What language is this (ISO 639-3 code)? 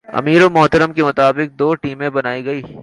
urd